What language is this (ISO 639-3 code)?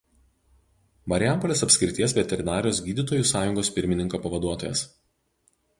lit